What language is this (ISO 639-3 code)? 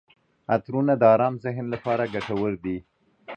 pus